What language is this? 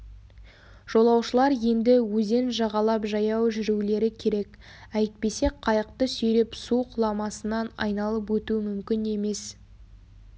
Kazakh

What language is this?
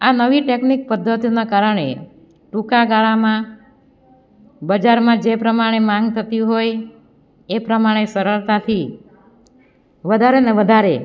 Gujarati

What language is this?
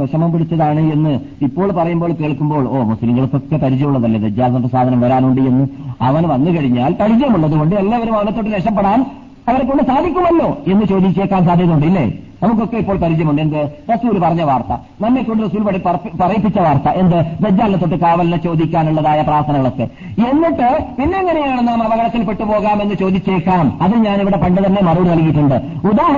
Malayalam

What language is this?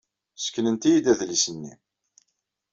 Kabyle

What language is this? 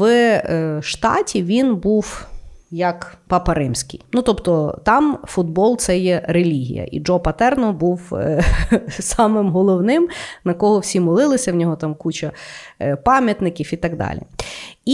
Ukrainian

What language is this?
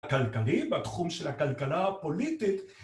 Hebrew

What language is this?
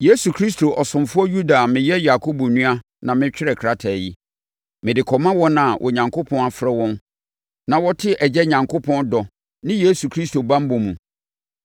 Akan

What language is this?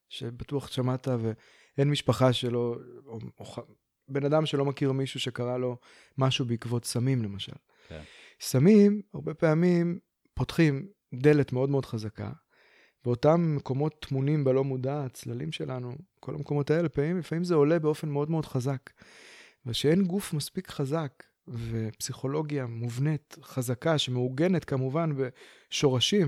Hebrew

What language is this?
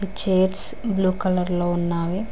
Telugu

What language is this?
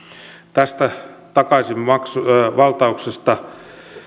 Finnish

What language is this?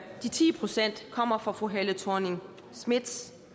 Danish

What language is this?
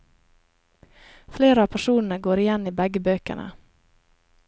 Norwegian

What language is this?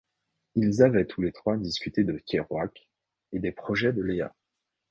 French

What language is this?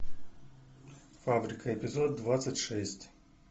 Russian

